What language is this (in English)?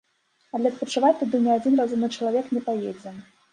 Belarusian